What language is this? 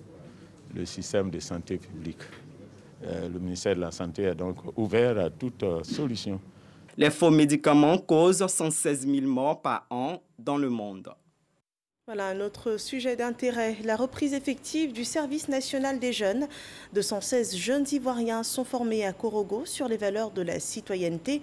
French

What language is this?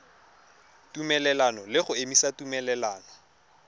Tswana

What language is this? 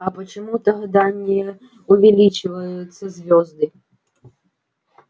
Russian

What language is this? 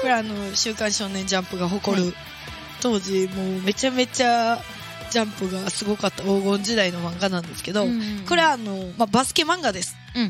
Japanese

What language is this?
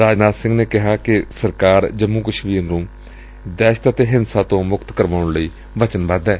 Punjabi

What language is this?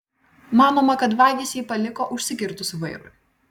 Lithuanian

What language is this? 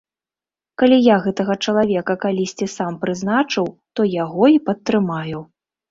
Belarusian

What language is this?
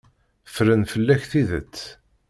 Kabyle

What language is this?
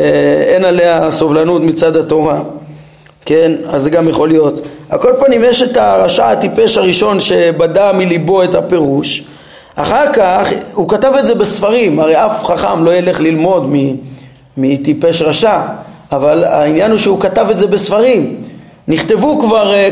Hebrew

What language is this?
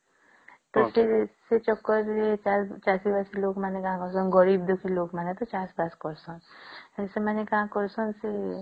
Odia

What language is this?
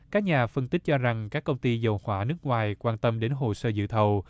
Vietnamese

